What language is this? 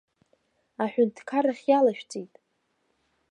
Abkhazian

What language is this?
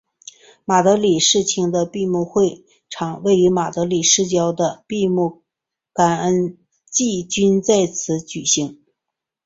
Chinese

